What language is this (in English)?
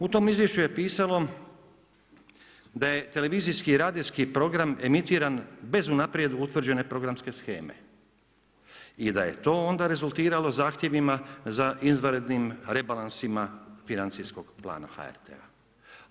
Croatian